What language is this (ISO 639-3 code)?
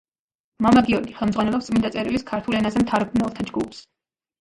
kat